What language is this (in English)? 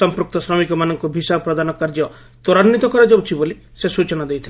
Odia